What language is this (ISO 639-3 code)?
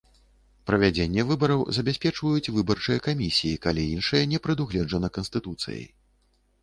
bel